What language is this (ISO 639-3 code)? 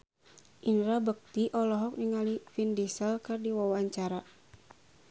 sun